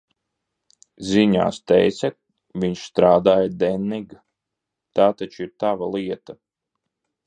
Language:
Latvian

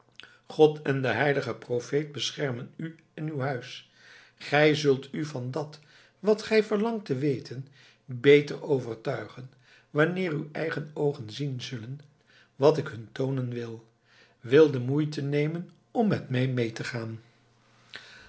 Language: Dutch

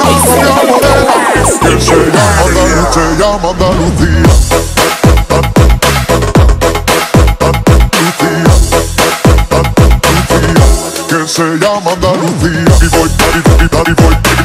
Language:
Russian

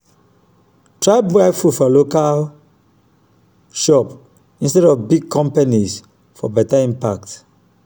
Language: Nigerian Pidgin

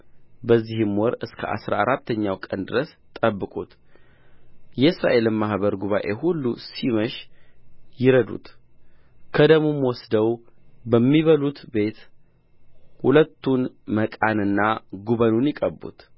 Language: Amharic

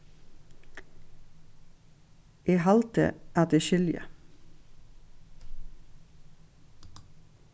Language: Faroese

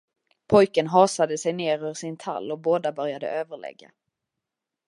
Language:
Swedish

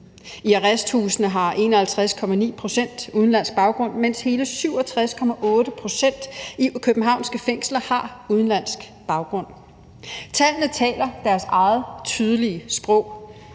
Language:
Danish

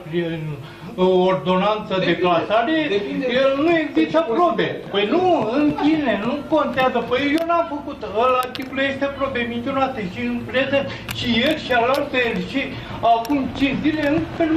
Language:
Romanian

